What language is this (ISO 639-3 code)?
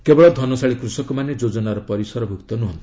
ori